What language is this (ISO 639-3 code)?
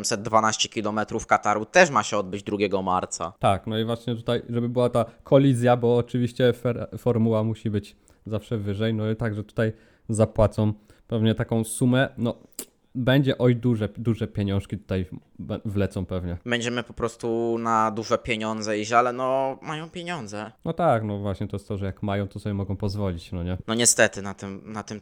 pol